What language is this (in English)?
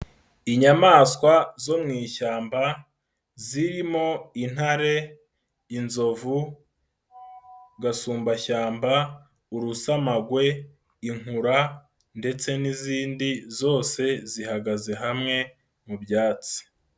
Kinyarwanda